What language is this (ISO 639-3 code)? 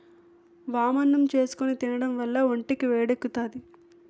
tel